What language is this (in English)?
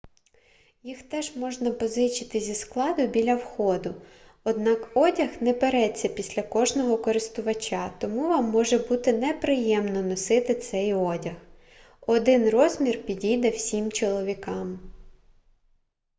Ukrainian